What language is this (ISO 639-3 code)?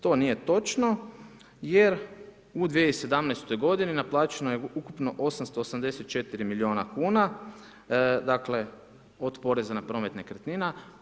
hrv